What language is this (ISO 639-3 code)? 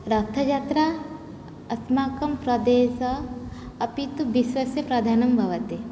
san